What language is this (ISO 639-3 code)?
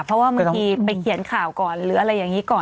tha